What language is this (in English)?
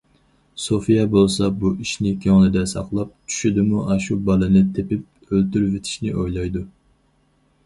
Uyghur